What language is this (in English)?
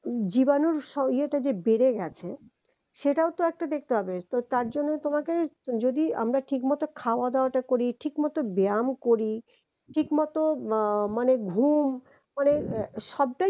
Bangla